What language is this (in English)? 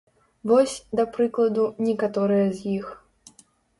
Belarusian